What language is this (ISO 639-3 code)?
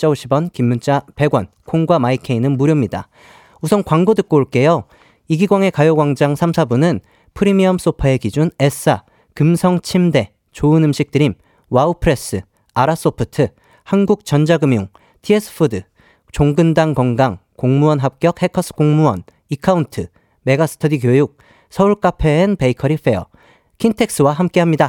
kor